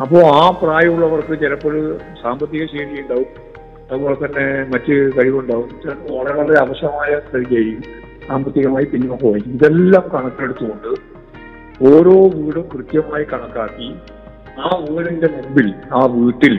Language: Malayalam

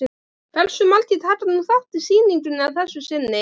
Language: Icelandic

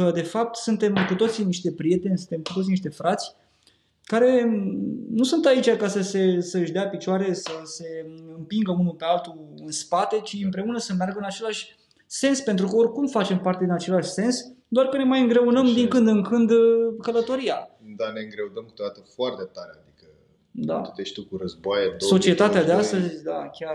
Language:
Romanian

